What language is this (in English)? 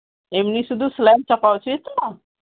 Santali